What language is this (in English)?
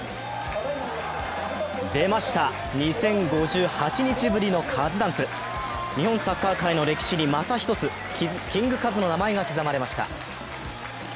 Japanese